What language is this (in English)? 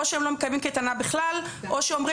Hebrew